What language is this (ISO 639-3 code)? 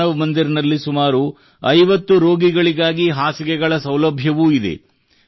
kan